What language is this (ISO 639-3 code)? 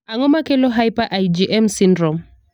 luo